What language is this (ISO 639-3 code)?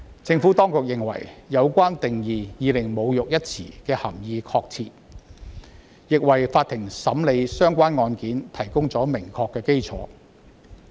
yue